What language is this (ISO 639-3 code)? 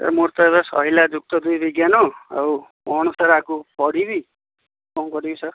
ori